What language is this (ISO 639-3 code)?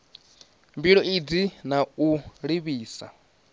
ven